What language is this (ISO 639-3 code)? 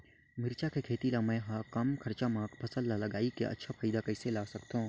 hne